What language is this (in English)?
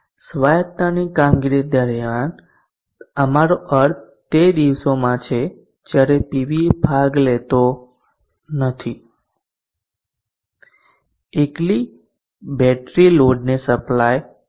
Gujarati